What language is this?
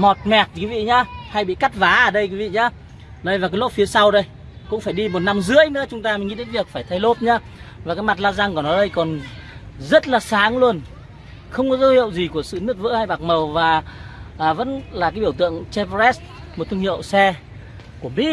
Vietnamese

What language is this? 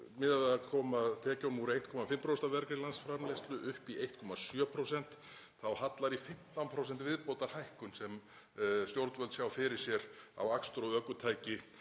Icelandic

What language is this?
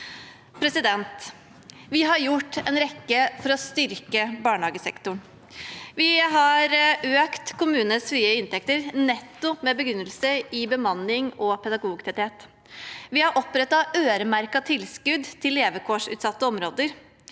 Norwegian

